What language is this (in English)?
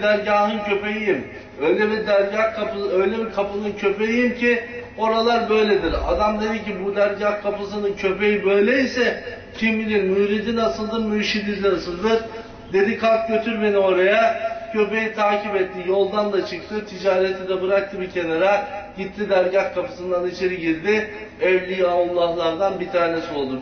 Turkish